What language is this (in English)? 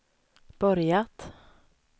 Swedish